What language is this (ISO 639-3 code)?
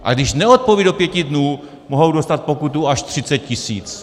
ces